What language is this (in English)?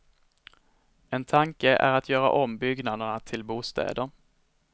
Swedish